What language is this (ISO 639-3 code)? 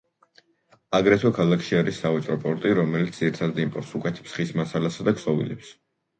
kat